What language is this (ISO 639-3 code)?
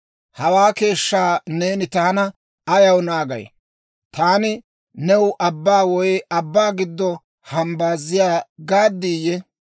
dwr